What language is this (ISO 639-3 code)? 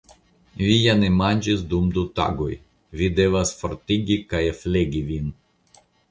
epo